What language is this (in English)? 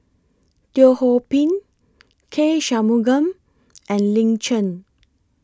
English